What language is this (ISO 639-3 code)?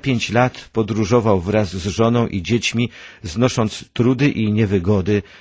pol